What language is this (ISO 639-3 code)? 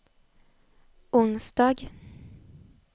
swe